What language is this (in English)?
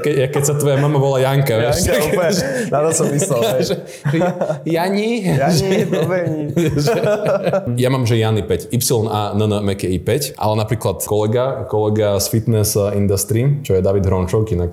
Slovak